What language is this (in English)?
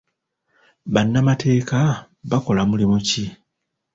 Ganda